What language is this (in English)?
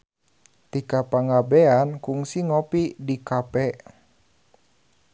Sundanese